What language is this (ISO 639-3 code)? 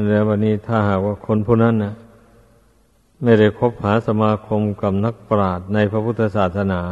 tha